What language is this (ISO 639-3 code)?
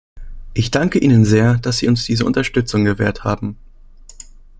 deu